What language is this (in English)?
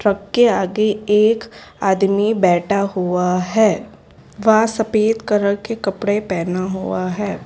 Hindi